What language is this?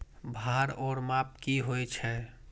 Maithili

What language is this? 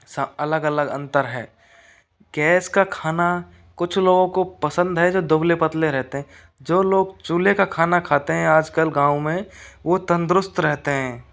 Hindi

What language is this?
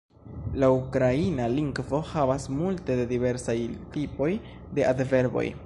Esperanto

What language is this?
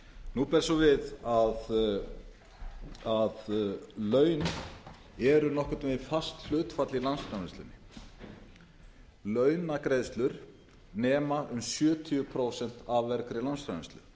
Icelandic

